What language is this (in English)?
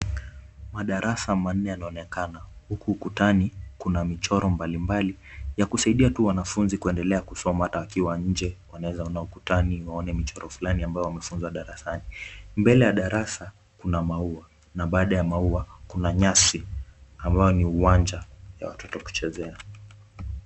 Swahili